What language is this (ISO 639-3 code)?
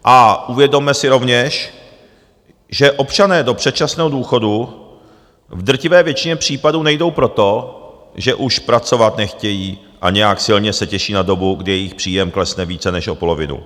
ces